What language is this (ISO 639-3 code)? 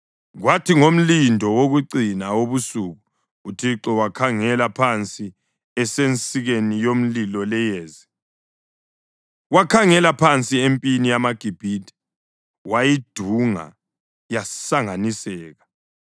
nde